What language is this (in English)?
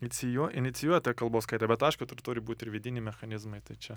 Lithuanian